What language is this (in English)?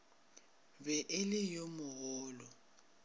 Northern Sotho